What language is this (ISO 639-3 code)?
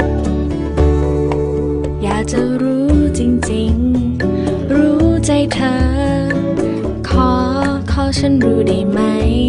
tha